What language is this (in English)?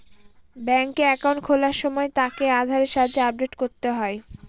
Bangla